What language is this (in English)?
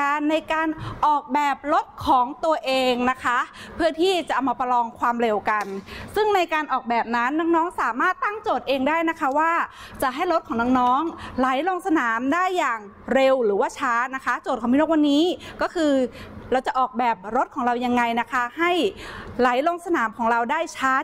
Thai